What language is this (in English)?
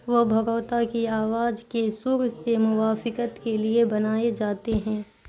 Urdu